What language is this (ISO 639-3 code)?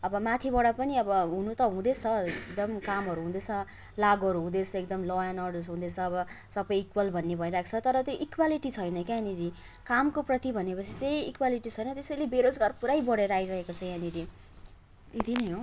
nep